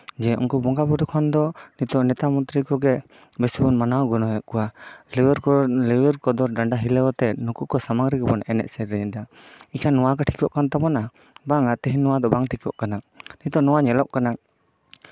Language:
Santali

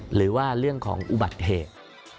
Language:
Thai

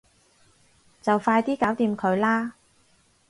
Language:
Cantonese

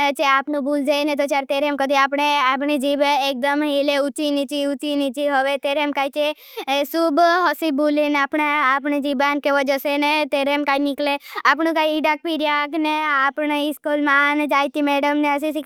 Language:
Bhili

